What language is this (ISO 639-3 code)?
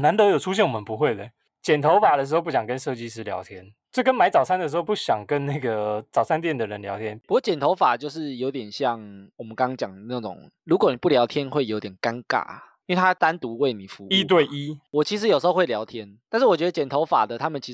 zho